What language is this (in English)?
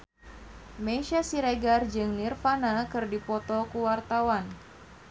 Sundanese